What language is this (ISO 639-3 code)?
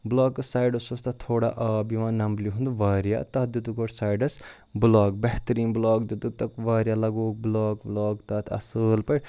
kas